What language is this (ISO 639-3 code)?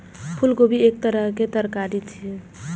mai